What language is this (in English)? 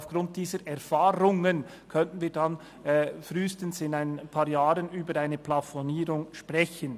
Swiss German